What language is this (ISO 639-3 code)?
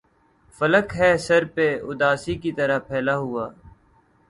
urd